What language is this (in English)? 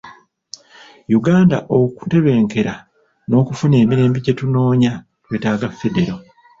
Ganda